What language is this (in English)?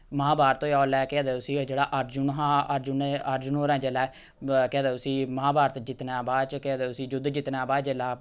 Dogri